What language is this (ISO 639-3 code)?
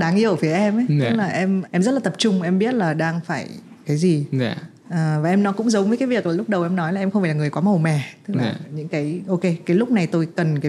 vie